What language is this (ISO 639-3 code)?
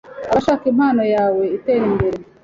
kin